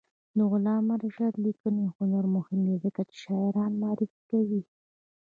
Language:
Pashto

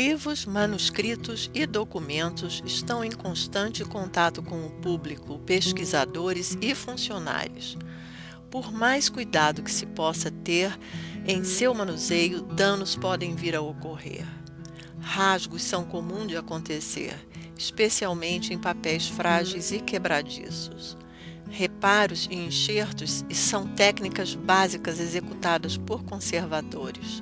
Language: Portuguese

